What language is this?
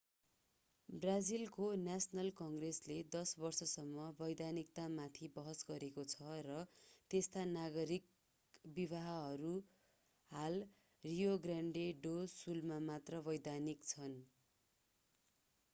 Nepali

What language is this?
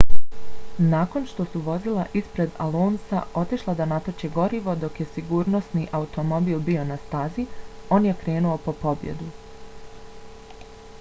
Bosnian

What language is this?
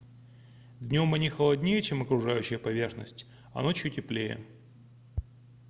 Russian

